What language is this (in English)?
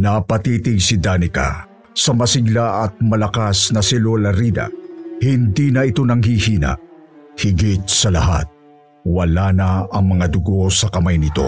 Filipino